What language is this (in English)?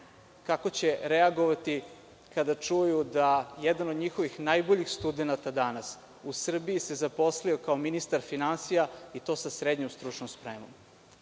Serbian